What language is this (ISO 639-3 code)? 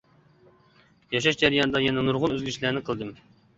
uig